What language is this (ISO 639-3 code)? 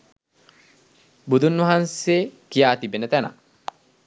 sin